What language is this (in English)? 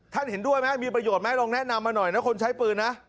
Thai